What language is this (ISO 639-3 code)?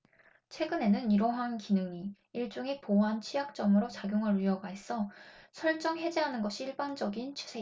kor